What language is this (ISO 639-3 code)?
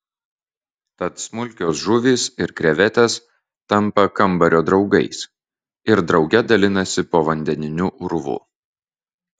lit